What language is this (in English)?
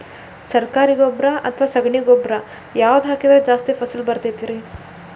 Kannada